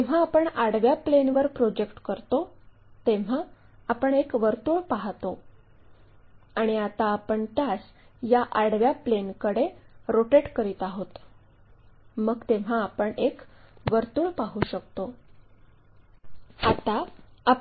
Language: Marathi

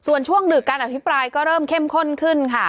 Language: Thai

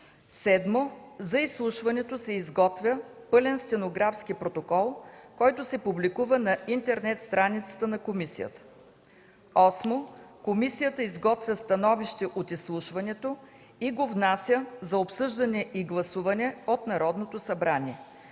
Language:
Bulgarian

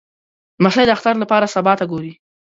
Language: Pashto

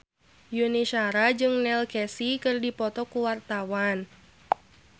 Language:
Sundanese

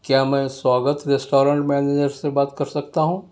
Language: Urdu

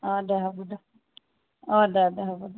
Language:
Assamese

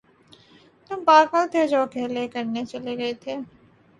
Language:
Urdu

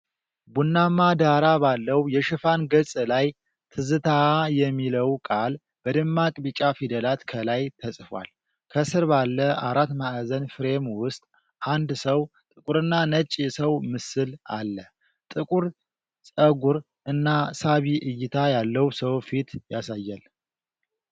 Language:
Amharic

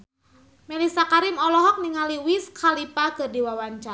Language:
Sundanese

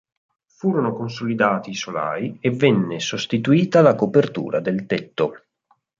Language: Italian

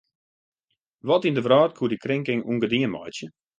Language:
Western Frisian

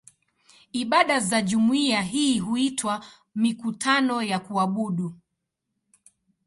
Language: Swahili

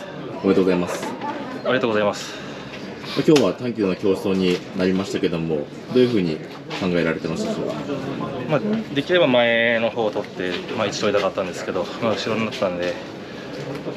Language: Japanese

